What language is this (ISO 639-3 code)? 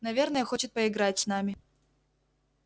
rus